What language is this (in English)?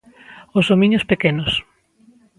Galician